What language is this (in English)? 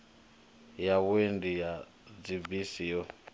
Venda